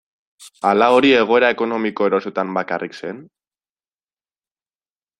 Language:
Basque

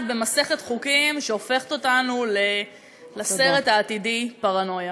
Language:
Hebrew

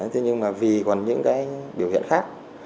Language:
Vietnamese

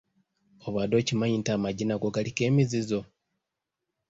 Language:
Ganda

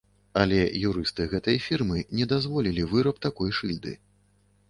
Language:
Belarusian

